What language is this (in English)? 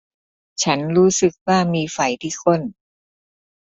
Thai